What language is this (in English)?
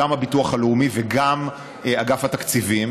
Hebrew